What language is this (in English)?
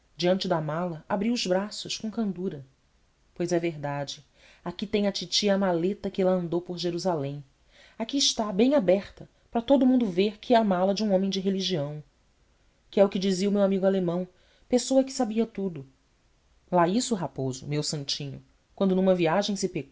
Portuguese